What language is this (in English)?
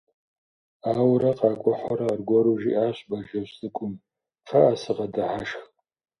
Kabardian